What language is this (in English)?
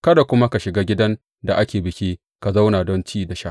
Hausa